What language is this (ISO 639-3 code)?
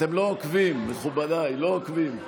heb